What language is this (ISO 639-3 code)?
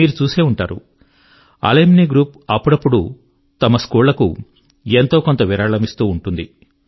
tel